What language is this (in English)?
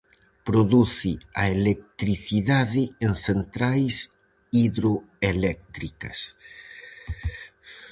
Galician